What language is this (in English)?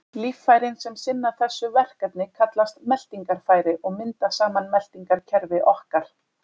Icelandic